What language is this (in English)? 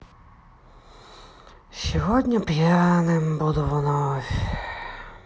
Russian